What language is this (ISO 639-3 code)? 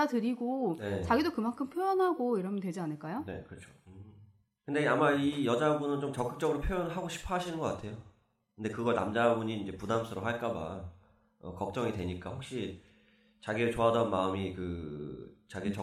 kor